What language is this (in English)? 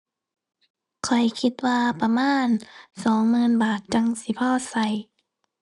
Thai